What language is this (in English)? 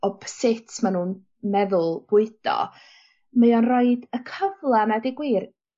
Welsh